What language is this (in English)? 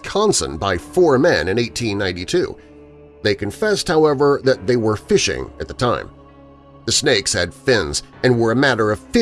English